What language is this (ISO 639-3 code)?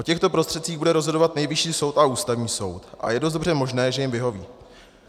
ces